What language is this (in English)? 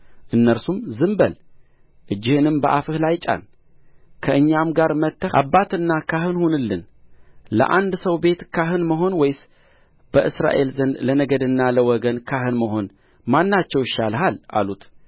Amharic